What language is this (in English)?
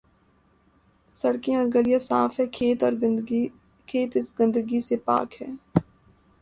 Urdu